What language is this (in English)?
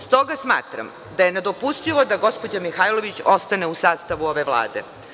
Serbian